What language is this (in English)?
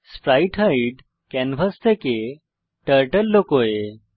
Bangla